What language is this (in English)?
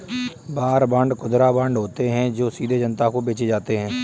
Hindi